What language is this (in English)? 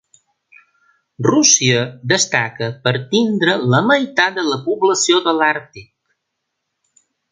Catalan